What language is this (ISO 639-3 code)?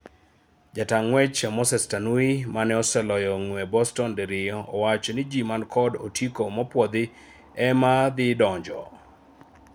luo